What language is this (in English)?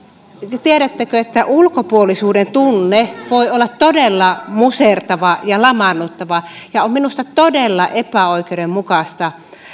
Finnish